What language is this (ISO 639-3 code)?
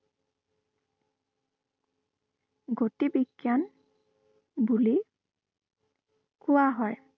asm